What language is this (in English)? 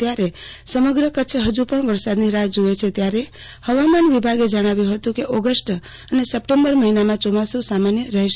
Gujarati